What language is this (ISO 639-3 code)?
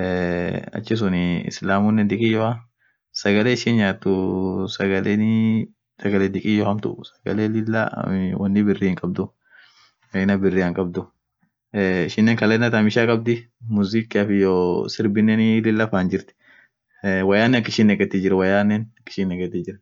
orc